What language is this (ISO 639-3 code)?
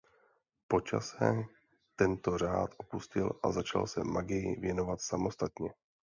ces